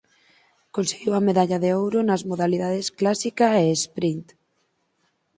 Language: Galician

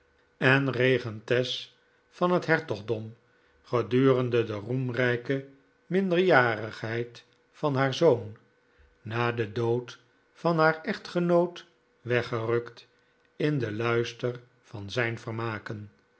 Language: Dutch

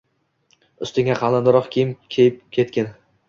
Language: Uzbek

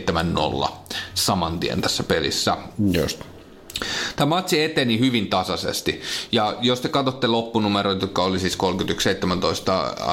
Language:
Finnish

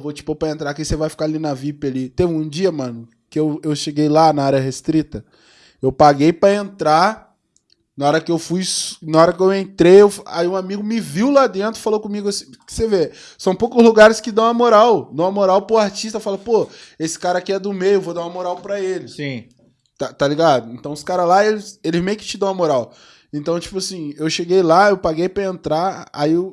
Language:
Portuguese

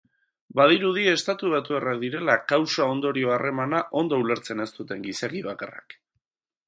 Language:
Basque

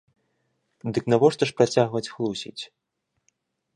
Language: Belarusian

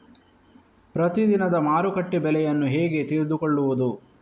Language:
Kannada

